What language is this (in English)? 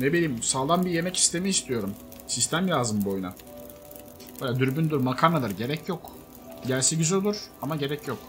Turkish